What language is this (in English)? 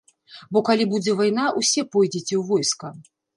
Belarusian